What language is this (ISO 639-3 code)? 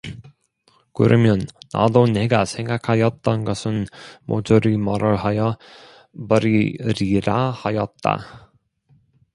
kor